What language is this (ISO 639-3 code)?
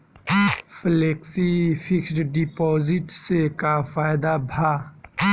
bho